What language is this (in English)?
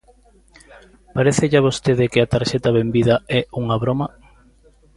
Galician